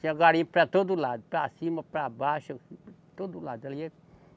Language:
Portuguese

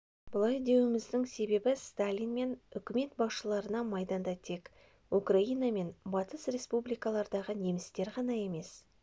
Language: Kazakh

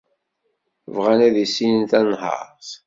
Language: Kabyle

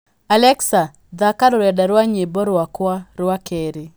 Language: Kikuyu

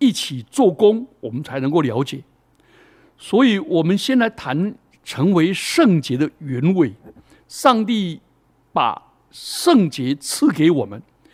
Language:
Chinese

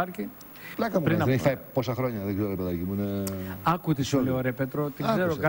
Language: Greek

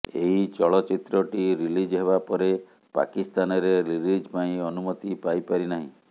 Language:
Odia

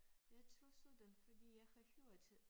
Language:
Danish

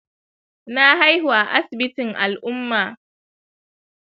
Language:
Hausa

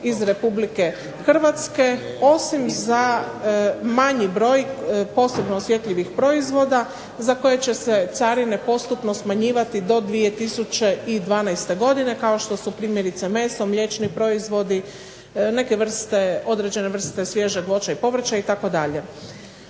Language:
Croatian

